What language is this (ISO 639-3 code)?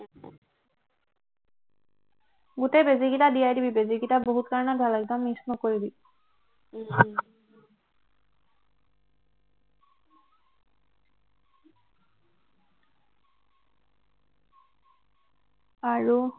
asm